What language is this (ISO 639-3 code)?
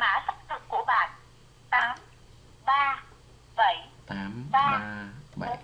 vie